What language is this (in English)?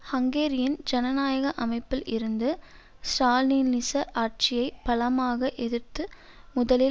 Tamil